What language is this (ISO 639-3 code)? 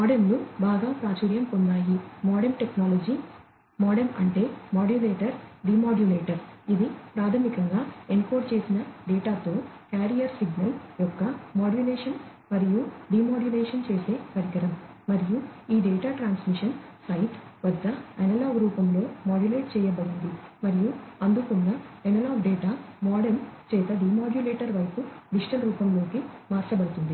tel